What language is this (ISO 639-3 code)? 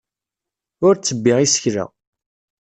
kab